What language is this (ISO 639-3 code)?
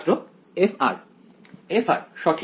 ben